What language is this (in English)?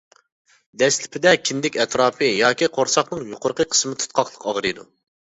Uyghur